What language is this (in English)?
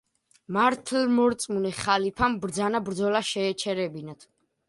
Georgian